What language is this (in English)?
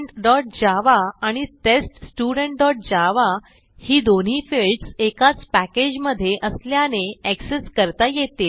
Marathi